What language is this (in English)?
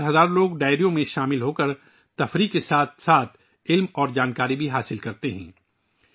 Urdu